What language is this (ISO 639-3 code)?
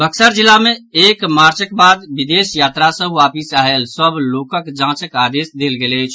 mai